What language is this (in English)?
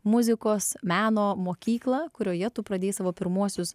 Lithuanian